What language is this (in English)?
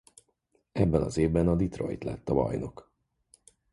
Hungarian